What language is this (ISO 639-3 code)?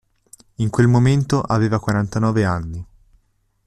ita